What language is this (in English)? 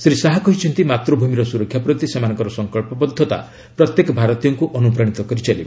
Odia